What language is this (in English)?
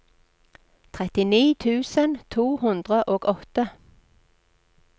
Norwegian